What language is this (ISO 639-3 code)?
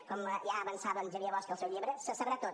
cat